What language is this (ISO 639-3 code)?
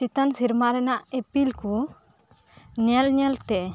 sat